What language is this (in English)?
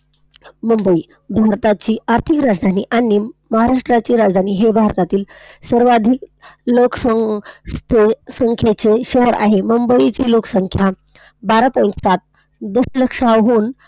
Marathi